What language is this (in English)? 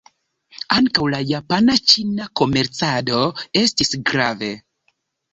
Esperanto